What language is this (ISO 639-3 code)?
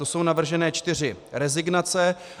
ces